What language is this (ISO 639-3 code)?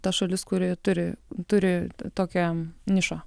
lit